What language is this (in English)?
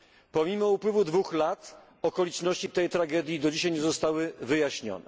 Polish